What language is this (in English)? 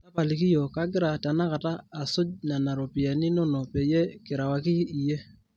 Masai